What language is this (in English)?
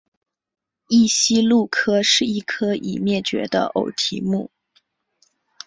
Chinese